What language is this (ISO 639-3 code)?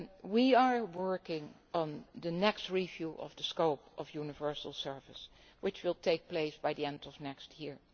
eng